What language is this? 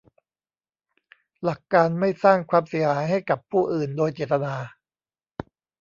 Thai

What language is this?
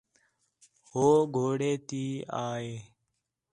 Khetrani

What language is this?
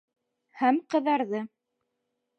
Bashkir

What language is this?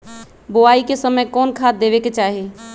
Magahi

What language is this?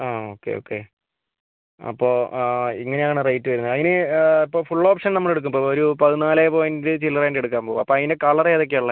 Malayalam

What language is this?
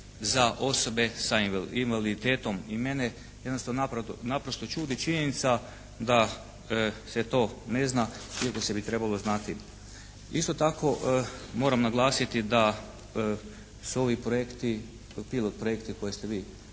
Croatian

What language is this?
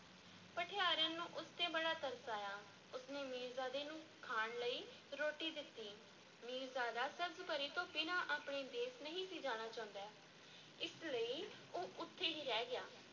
Punjabi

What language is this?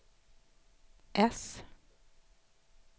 Swedish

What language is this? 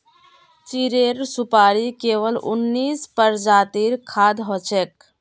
Magahi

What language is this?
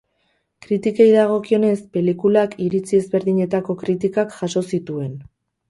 Basque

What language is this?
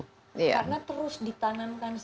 Indonesian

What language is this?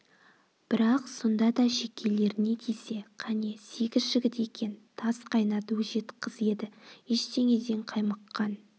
Kazakh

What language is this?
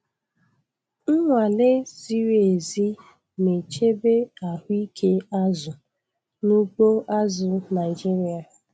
Igbo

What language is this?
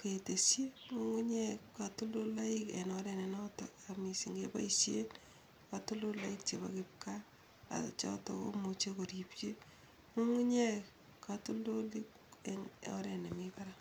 Kalenjin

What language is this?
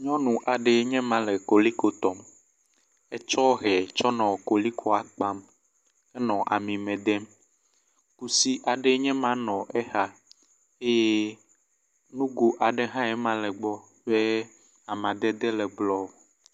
Ewe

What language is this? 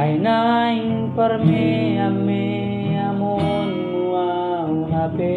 Indonesian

